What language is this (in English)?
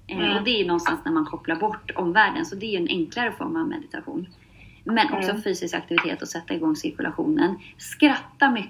Swedish